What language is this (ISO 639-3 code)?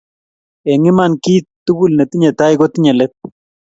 kln